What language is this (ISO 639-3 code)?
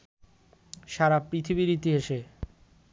ben